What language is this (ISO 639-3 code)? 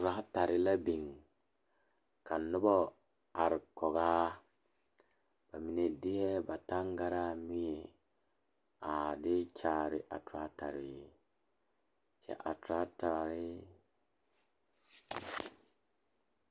dga